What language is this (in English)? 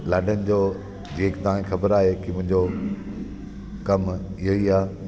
Sindhi